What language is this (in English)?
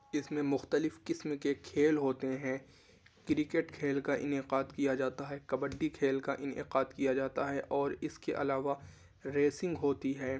Urdu